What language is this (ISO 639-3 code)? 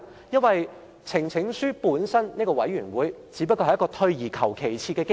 yue